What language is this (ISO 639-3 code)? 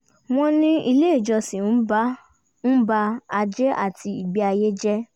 yor